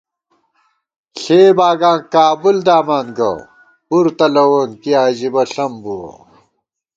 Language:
Gawar-Bati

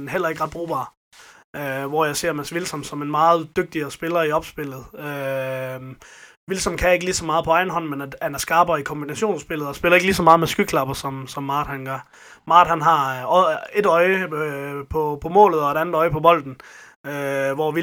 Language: Danish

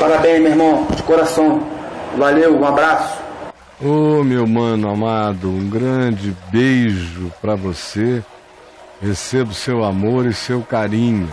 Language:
Portuguese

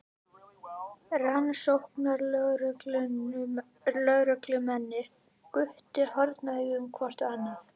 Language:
Icelandic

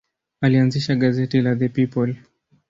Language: Swahili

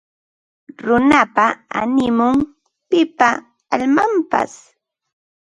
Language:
Ambo-Pasco Quechua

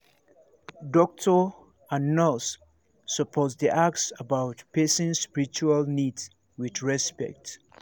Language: Nigerian Pidgin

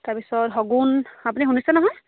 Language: Assamese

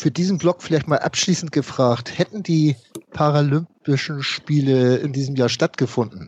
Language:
German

